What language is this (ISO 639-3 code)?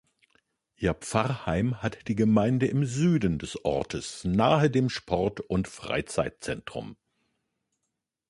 deu